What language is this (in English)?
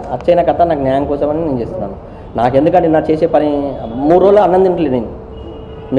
Indonesian